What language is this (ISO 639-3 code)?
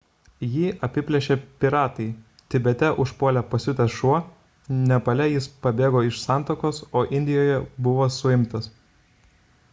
lit